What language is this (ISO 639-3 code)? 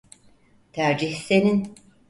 tur